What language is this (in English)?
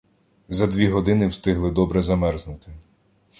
Ukrainian